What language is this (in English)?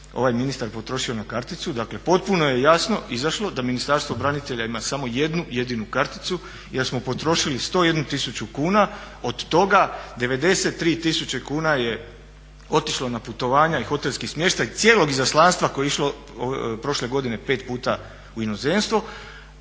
Croatian